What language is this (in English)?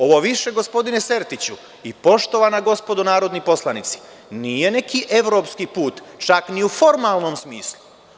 Serbian